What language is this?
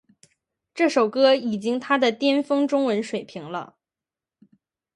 Chinese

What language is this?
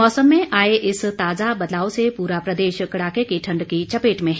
Hindi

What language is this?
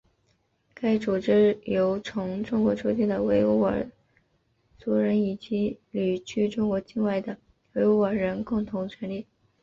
Chinese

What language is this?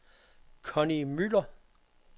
Danish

